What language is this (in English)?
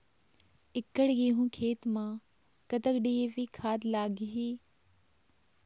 Chhattisgarhi